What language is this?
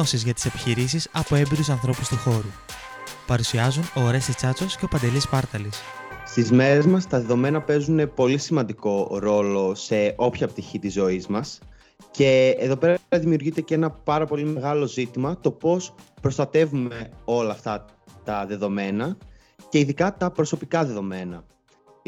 Greek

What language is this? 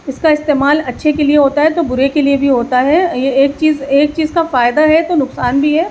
Urdu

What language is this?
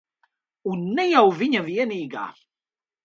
Latvian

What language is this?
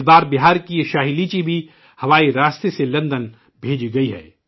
Urdu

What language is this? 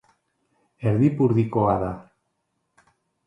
Basque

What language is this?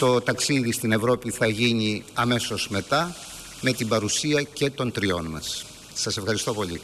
Greek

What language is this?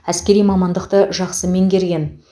Kazakh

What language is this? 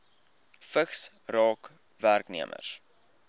Afrikaans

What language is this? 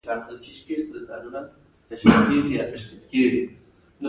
Pashto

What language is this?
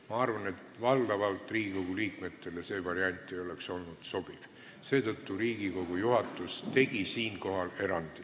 Estonian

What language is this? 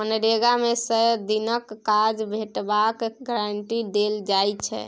Maithili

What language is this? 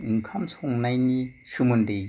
Bodo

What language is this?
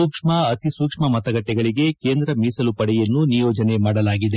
Kannada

